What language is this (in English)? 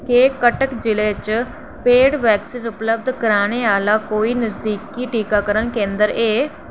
Dogri